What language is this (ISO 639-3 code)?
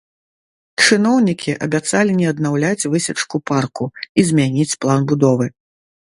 bel